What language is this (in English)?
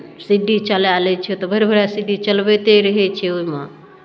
Maithili